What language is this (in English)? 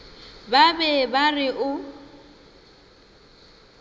Northern Sotho